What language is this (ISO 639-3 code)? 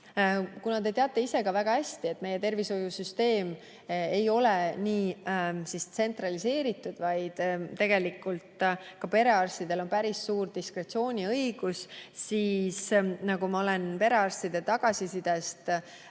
est